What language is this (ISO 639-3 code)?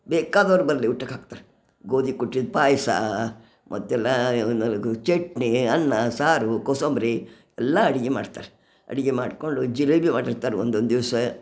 kan